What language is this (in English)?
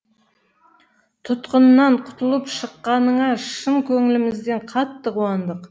Kazakh